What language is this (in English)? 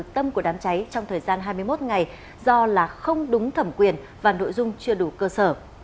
Vietnamese